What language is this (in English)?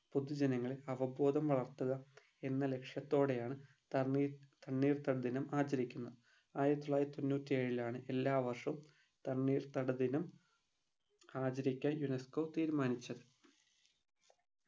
Malayalam